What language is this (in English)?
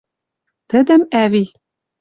Western Mari